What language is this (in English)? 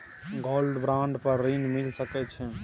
Maithili